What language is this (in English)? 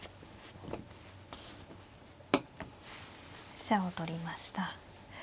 Japanese